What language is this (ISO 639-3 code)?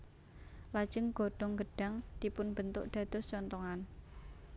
jav